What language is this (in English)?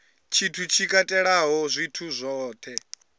Venda